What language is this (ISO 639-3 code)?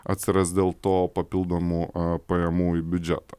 lit